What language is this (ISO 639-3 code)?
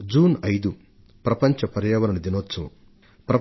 tel